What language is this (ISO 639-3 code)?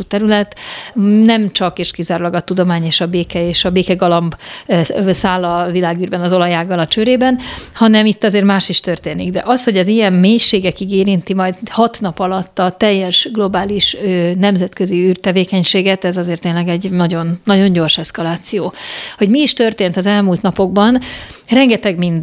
hun